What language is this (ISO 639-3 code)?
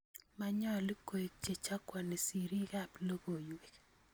kln